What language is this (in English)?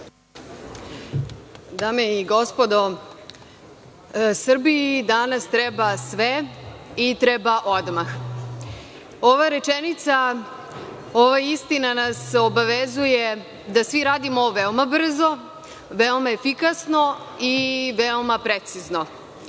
Serbian